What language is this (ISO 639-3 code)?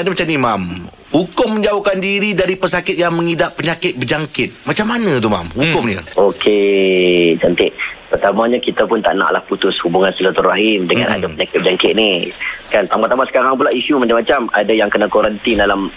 msa